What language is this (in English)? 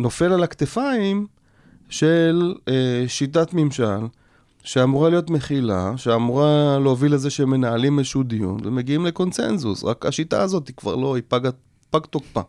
Hebrew